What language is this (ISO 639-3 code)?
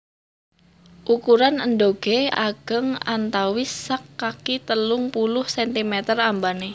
jav